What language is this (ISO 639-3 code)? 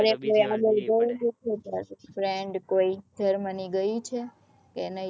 guj